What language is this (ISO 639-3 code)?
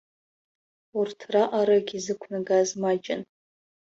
abk